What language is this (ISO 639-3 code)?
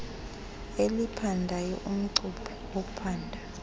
xho